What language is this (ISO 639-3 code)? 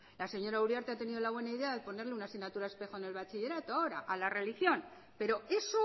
spa